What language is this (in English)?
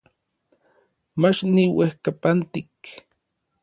Orizaba Nahuatl